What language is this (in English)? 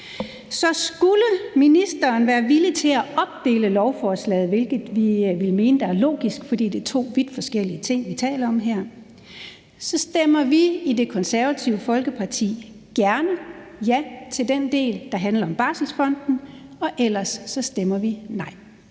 Danish